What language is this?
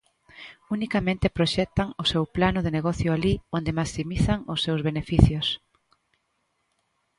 Galician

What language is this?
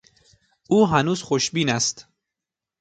Persian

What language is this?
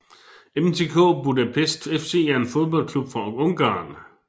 Danish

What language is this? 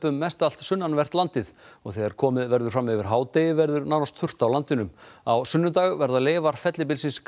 Icelandic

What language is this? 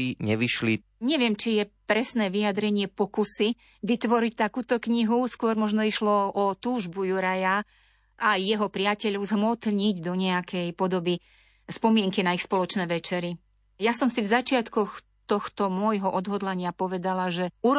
Slovak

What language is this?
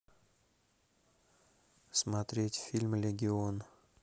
Russian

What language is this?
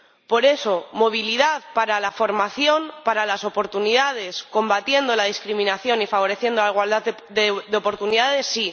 Spanish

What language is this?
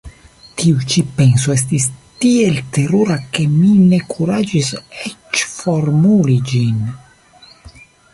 Esperanto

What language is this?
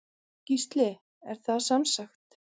Icelandic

